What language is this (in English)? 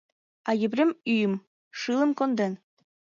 Mari